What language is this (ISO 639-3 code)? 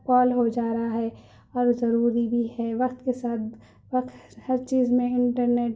urd